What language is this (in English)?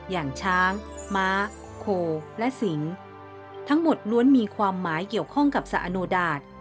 Thai